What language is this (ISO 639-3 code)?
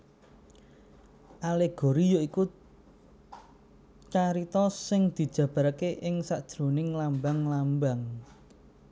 jav